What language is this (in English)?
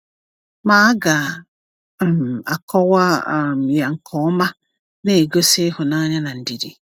Igbo